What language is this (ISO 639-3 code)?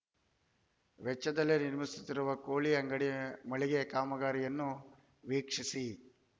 kan